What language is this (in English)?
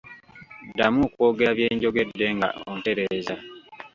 Ganda